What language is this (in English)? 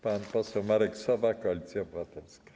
Polish